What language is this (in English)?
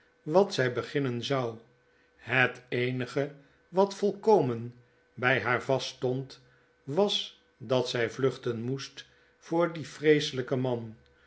Dutch